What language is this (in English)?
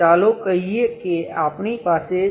Gujarati